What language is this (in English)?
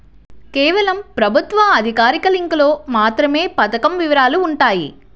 Telugu